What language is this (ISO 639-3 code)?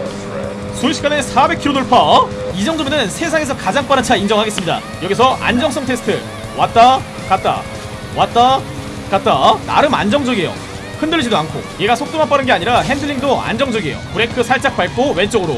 kor